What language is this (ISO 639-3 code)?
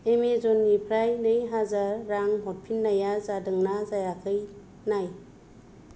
brx